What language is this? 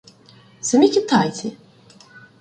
Ukrainian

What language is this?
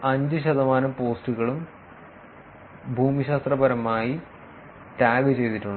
Malayalam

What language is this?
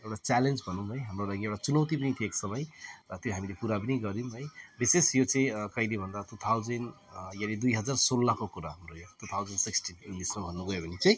Nepali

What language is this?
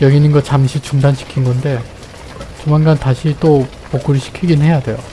Korean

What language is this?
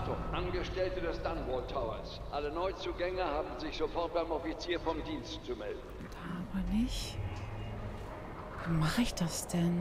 German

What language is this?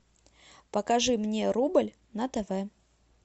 Russian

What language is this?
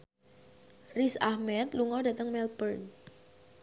Javanese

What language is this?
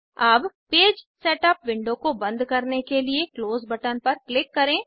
Hindi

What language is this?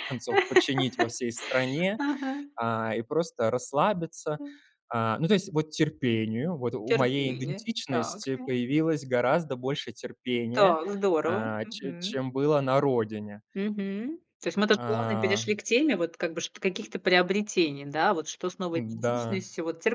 Russian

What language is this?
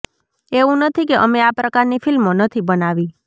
Gujarati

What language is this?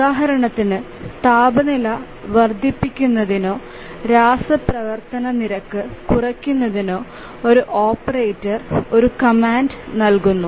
Malayalam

